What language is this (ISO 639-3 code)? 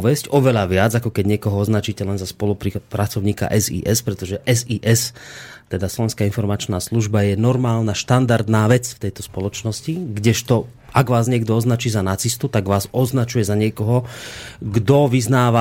slk